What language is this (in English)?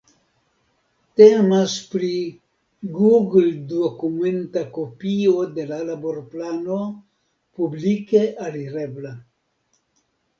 Esperanto